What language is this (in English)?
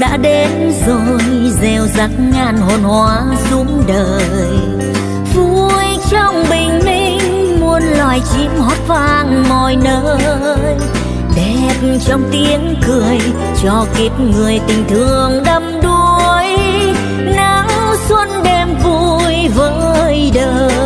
Vietnamese